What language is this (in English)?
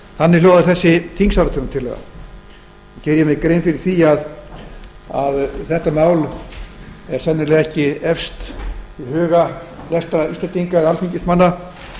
Icelandic